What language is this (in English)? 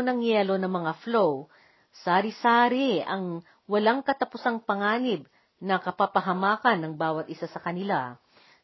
Filipino